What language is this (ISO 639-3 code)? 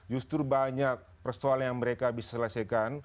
ind